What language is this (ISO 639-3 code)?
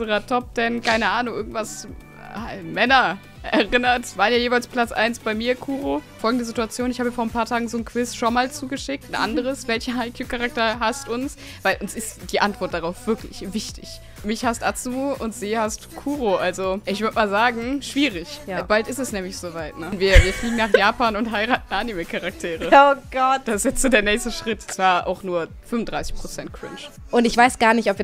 deu